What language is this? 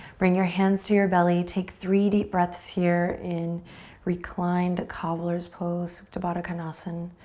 English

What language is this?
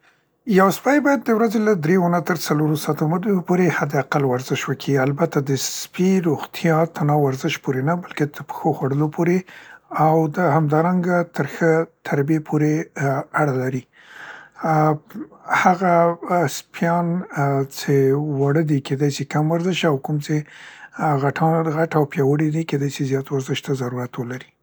Central Pashto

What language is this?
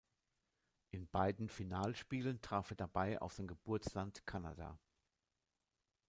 German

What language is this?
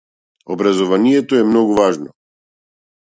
Macedonian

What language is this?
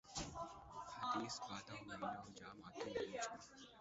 Urdu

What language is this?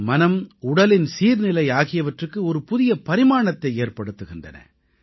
Tamil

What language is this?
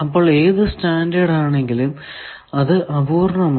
Malayalam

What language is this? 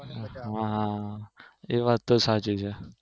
Gujarati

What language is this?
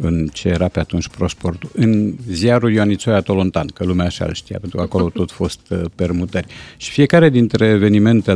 Romanian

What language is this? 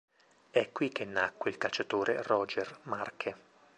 Italian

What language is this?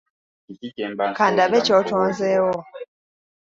Ganda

